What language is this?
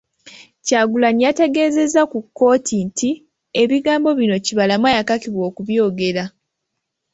Ganda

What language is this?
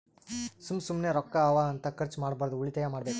Kannada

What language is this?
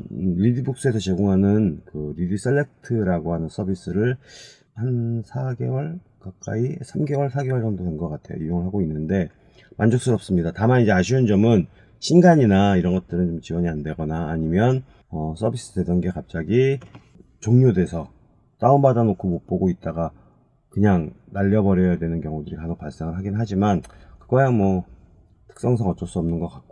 Korean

